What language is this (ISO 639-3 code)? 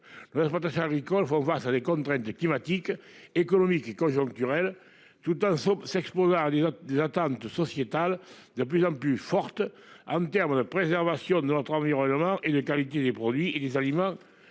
fra